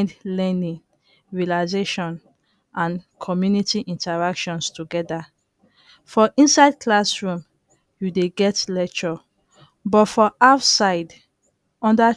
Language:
Nigerian Pidgin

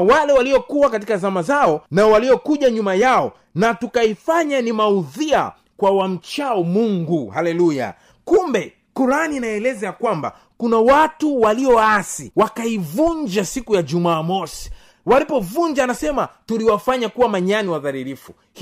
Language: Swahili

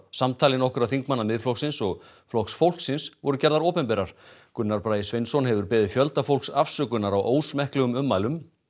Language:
Icelandic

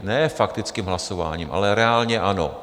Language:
Czech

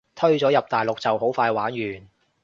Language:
Cantonese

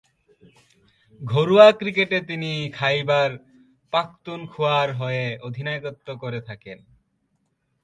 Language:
Bangla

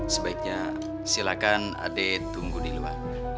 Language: Indonesian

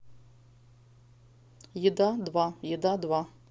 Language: Russian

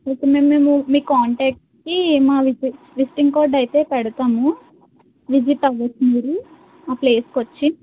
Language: Telugu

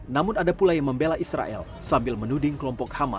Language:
Indonesian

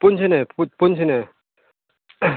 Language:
Manipuri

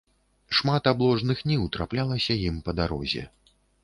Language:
Belarusian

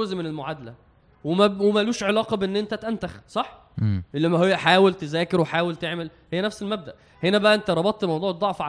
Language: Arabic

